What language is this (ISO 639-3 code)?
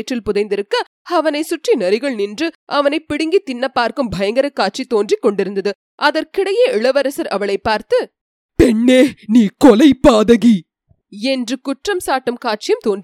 tam